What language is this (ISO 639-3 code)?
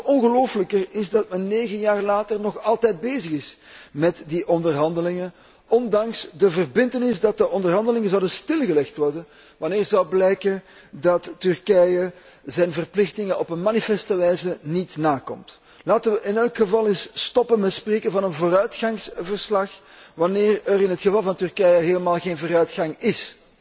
nld